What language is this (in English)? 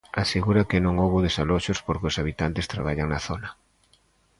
Galician